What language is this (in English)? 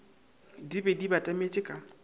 Northern Sotho